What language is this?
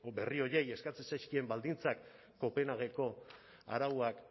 Basque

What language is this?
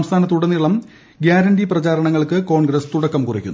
Malayalam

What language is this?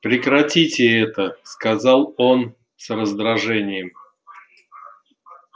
Russian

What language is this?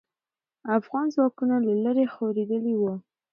Pashto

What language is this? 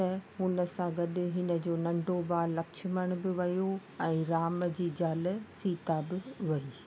Sindhi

